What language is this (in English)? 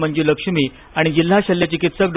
Marathi